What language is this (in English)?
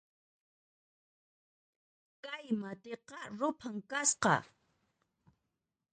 Puno Quechua